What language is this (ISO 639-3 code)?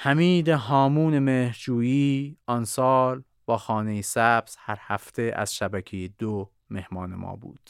fas